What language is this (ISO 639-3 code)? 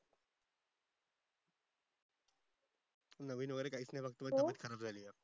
mar